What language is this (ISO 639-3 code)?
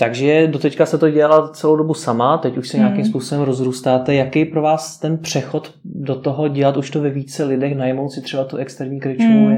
ces